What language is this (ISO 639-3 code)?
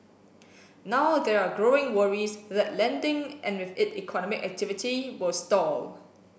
eng